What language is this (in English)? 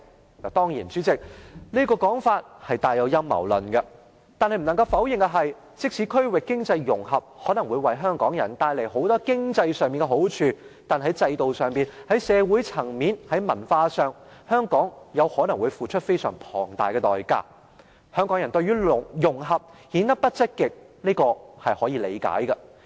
Cantonese